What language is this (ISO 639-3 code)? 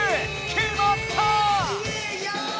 jpn